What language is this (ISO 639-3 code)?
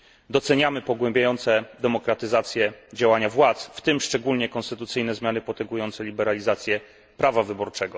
pol